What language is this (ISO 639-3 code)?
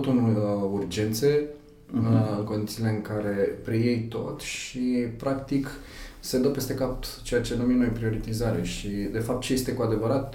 ron